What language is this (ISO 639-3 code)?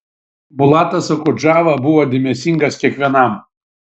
lit